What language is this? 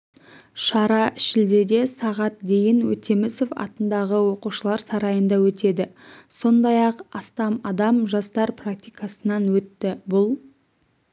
Kazakh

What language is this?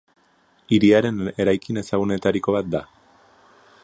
Basque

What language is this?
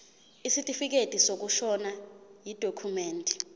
Zulu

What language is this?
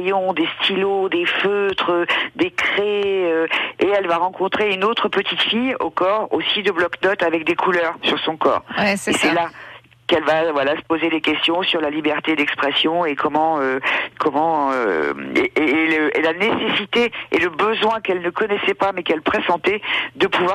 French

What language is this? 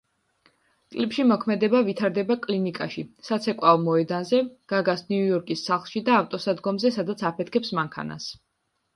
Georgian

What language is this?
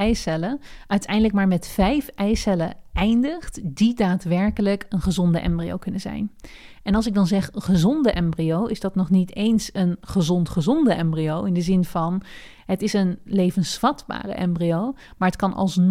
Dutch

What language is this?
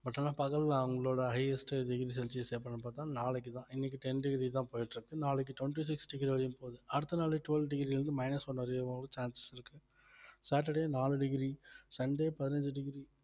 Tamil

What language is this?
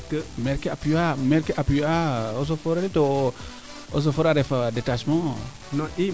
Serer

